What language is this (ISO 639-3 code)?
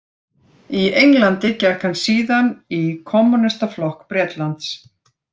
isl